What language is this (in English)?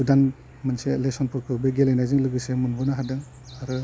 Bodo